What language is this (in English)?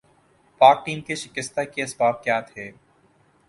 Urdu